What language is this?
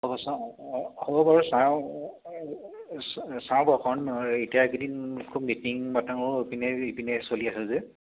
Assamese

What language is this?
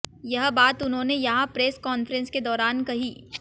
Hindi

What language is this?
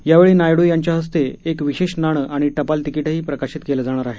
Marathi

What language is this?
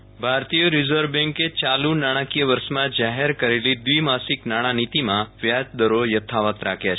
Gujarati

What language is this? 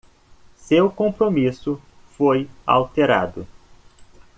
Portuguese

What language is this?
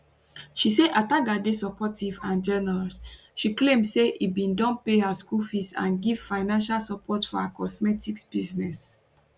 Nigerian Pidgin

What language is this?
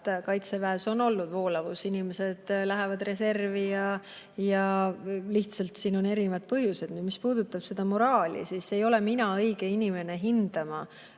Estonian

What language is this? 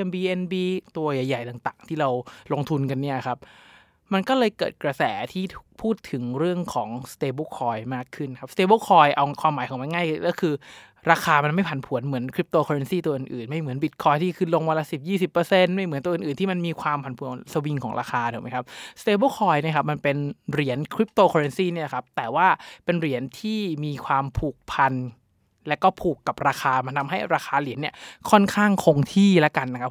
Thai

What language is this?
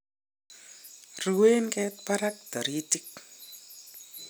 Kalenjin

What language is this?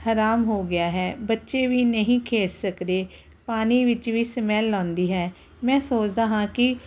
Punjabi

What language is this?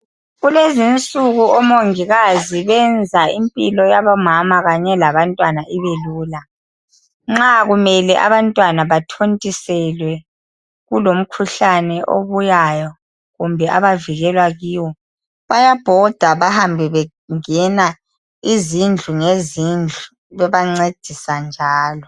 North Ndebele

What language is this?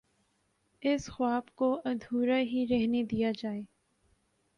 Urdu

